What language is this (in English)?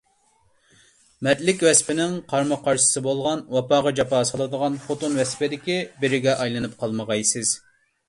Uyghur